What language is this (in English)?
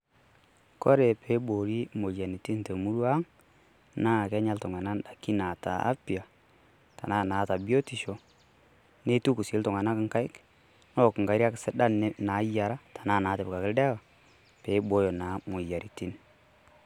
Masai